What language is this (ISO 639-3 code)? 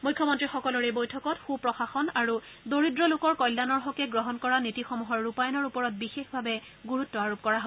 asm